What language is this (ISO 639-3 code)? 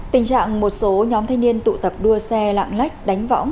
vie